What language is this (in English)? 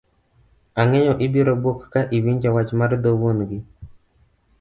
Luo (Kenya and Tanzania)